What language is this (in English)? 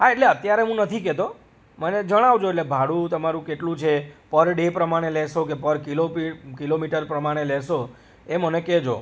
Gujarati